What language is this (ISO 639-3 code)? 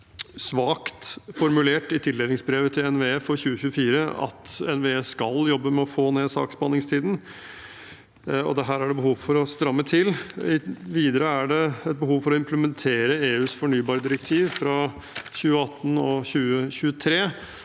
nor